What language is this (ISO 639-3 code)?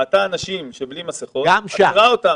heb